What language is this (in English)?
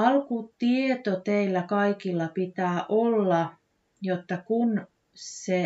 Finnish